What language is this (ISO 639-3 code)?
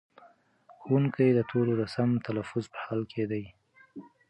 pus